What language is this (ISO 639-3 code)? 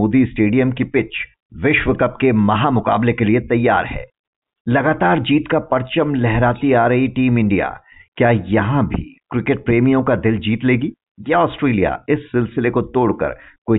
hin